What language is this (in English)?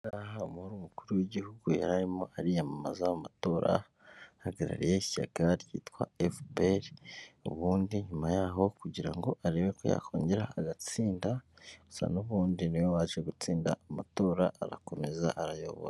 Kinyarwanda